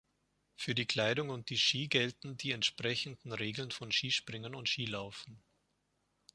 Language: German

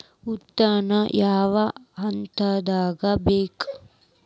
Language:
Kannada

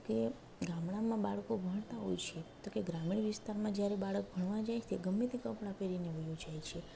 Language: Gujarati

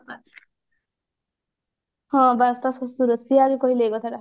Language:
Odia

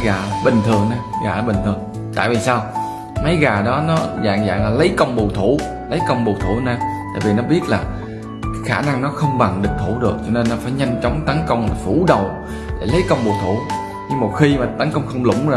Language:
Vietnamese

